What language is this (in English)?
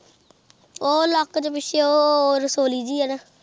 Punjabi